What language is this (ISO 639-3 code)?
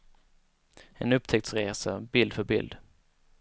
swe